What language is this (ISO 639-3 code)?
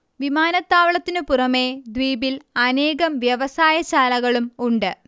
mal